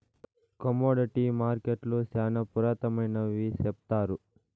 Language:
Telugu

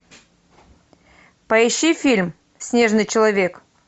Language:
Russian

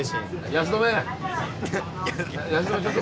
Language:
Japanese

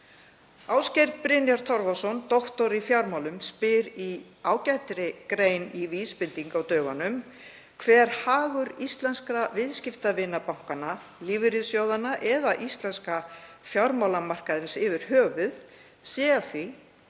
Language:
Icelandic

